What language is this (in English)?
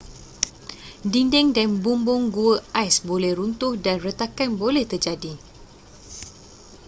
Malay